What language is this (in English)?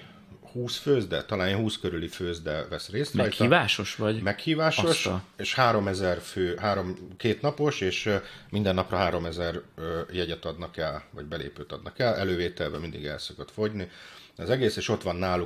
Hungarian